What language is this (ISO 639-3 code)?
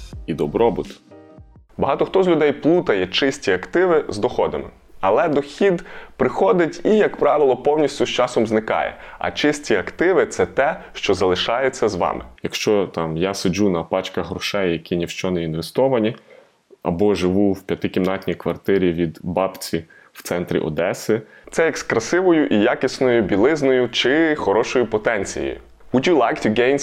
ukr